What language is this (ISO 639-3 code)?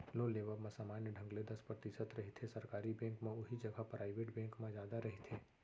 hne